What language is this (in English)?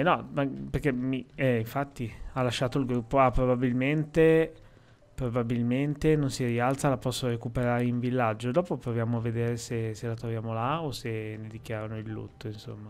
Italian